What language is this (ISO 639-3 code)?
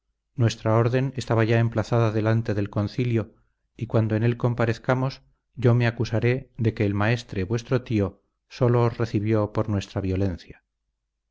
spa